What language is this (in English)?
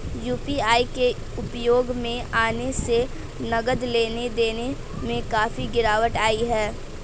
Hindi